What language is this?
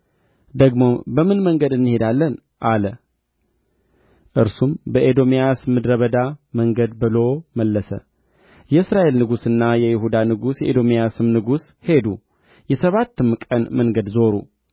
Amharic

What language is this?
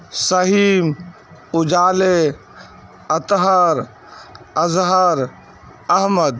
Urdu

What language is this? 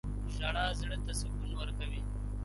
Pashto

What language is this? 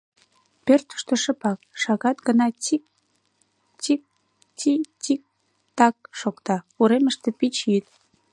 Mari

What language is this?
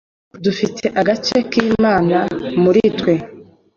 Kinyarwanda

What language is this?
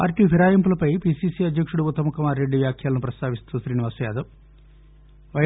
Telugu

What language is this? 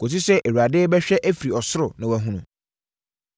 Akan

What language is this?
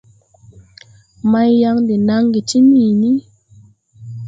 Tupuri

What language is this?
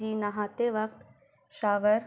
Urdu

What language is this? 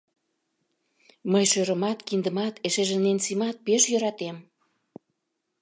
Mari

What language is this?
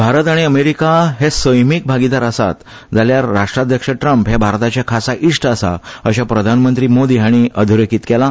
Konkani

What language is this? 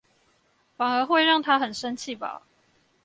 Chinese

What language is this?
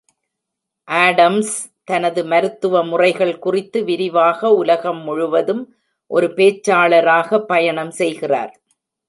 Tamil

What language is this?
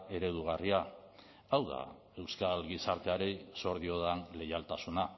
Basque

